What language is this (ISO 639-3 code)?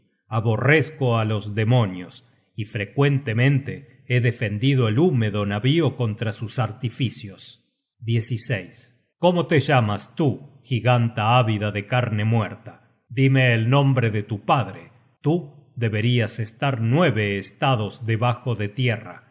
spa